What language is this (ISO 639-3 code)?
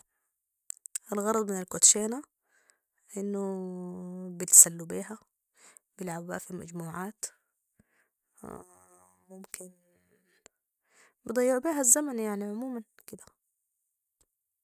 apd